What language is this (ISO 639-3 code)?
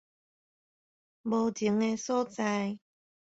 nan